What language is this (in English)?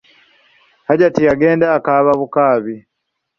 Ganda